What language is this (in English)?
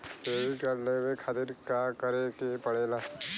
Bhojpuri